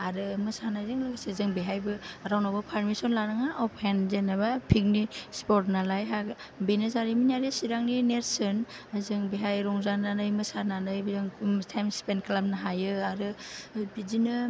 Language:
Bodo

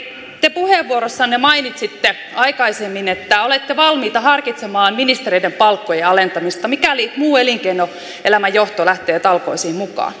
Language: Finnish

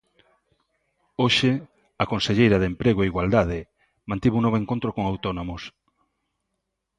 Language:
Galician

